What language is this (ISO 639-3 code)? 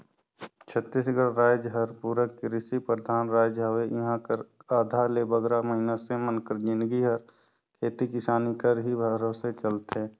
hne